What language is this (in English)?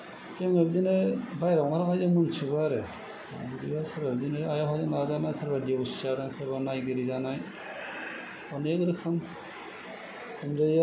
Bodo